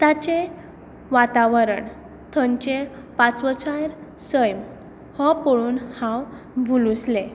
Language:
Konkani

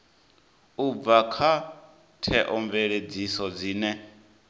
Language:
Venda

